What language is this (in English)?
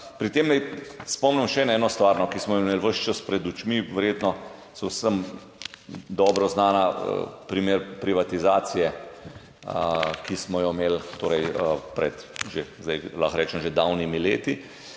Slovenian